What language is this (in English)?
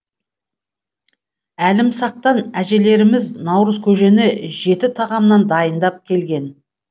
Kazakh